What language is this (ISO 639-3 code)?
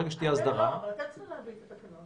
heb